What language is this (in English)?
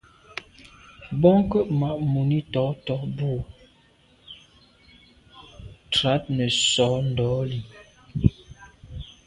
Medumba